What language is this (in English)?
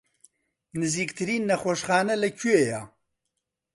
Central Kurdish